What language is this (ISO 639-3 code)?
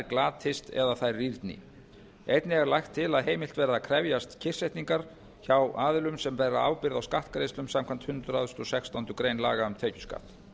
isl